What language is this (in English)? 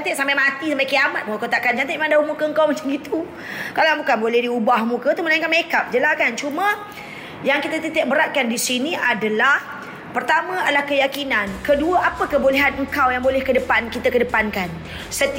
Malay